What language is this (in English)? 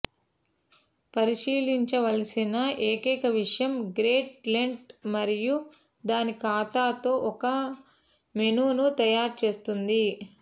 Telugu